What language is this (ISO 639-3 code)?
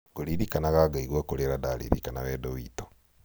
kik